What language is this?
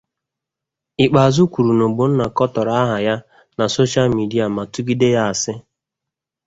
Igbo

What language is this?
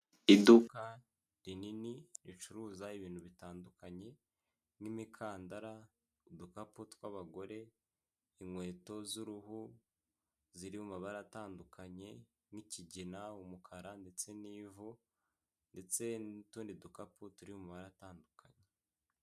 Kinyarwanda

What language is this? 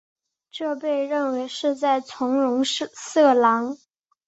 Chinese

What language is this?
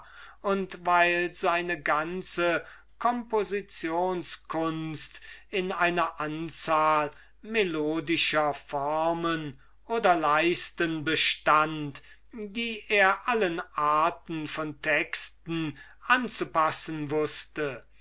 German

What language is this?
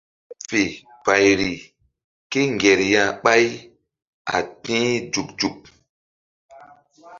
Mbum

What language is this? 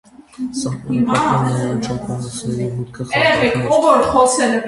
Armenian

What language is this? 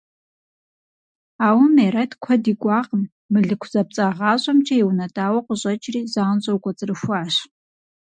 Kabardian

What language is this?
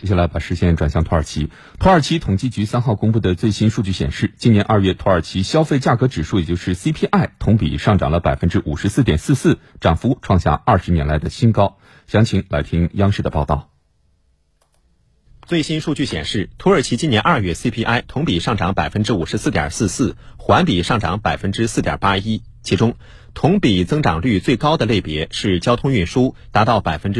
Chinese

